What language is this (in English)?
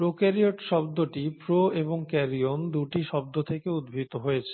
Bangla